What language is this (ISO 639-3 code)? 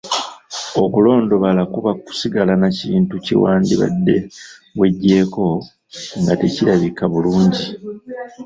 lug